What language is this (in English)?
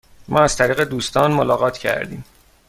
Persian